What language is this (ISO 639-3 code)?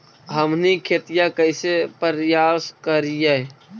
mag